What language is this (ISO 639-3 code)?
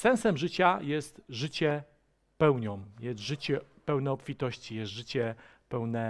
pol